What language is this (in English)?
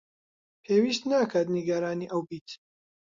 Central Kurdish